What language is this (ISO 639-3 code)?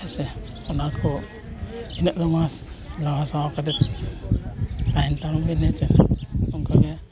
sat